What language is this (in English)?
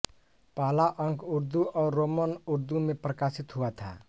Hindi